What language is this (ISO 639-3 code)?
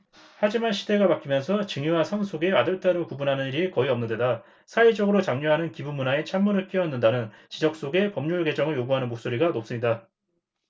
kor